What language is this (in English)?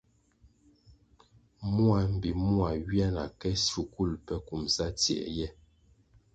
Kwasio